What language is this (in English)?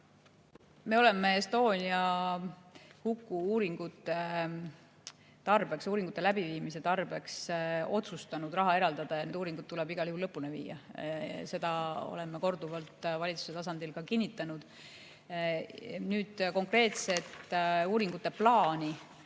Estonian